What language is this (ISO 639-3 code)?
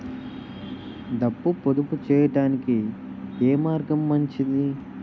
tel